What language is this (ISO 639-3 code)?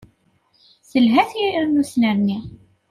kab